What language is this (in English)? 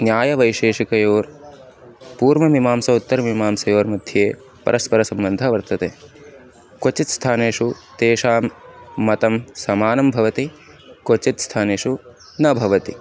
Sanskrit